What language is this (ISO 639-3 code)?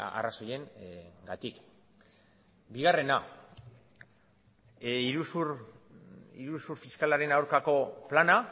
eus